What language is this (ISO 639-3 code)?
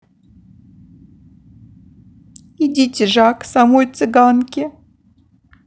rus